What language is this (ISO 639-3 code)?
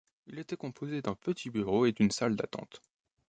fra